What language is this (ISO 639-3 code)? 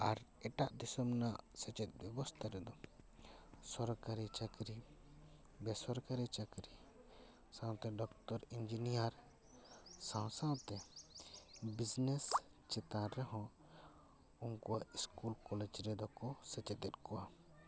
sat